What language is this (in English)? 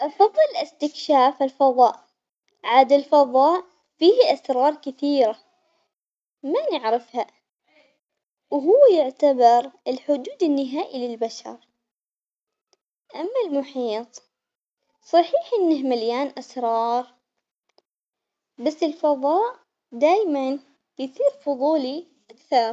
Omani Arabic